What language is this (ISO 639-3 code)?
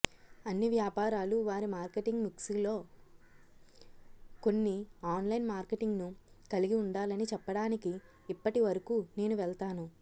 tel